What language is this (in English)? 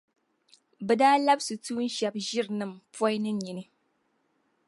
Dagbani